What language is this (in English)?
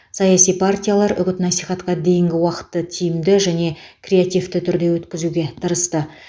Kazakh